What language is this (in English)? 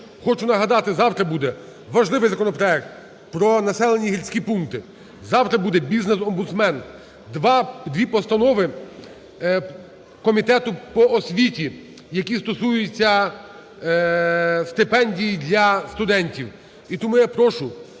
Ukrainian